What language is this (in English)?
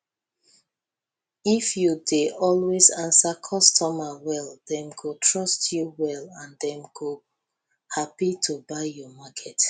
Nigerian Pidgin